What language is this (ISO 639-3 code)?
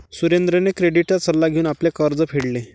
mar